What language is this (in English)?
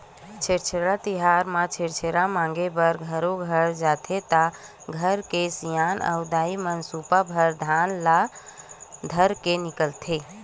Chhattisgarhi